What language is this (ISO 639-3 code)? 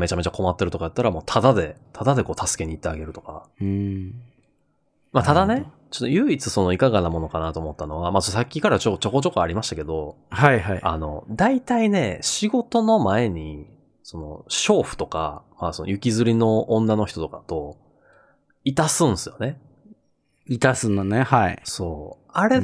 jpn